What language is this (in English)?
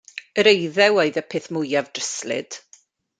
Welsh